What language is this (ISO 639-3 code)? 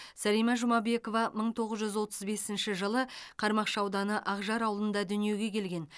kaz